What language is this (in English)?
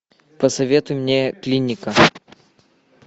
Russian